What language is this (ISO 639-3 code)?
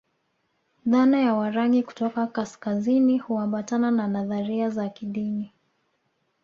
swa